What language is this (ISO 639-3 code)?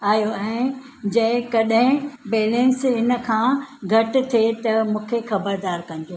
snd